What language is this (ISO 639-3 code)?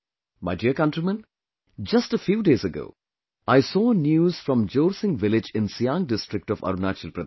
eng